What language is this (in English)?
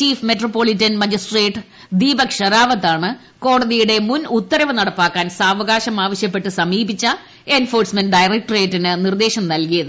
Malayalam